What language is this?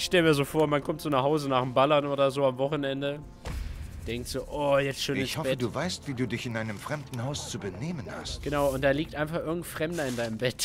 German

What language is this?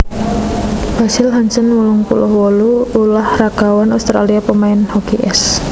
Javanese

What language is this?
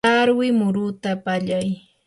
Yanahuanca Pasco Quechua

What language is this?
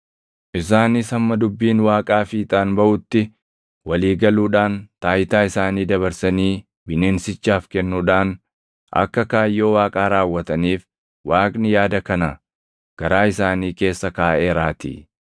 Oromo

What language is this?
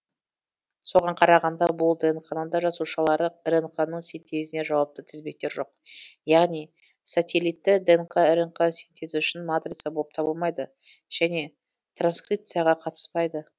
Kazakh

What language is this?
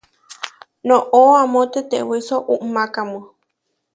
Huarijio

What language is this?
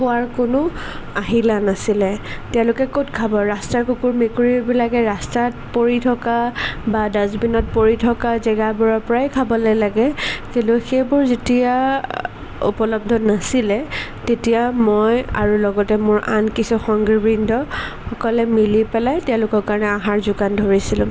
Assamese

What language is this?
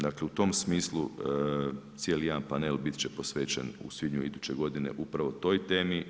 Croatian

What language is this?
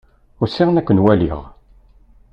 Kabyle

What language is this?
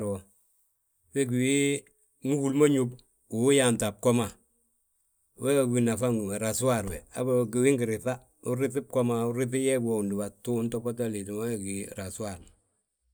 Balanta-Ganja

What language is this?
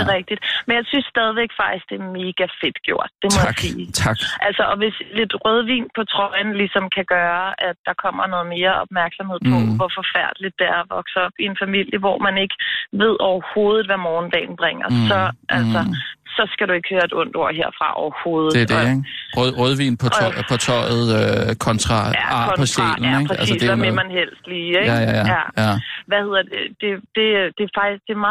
Danish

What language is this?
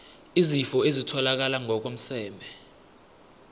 South Ndebele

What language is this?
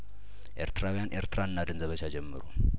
Amharic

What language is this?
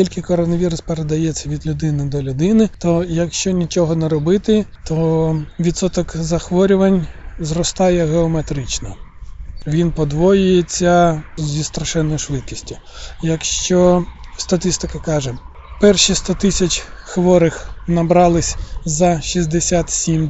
Ukrainian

